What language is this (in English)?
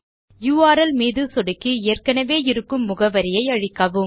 Tamil